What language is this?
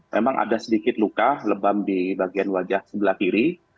Indonesian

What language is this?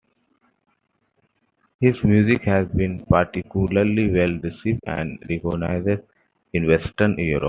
English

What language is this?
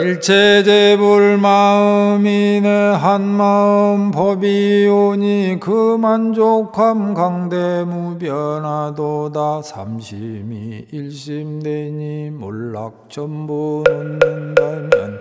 Korean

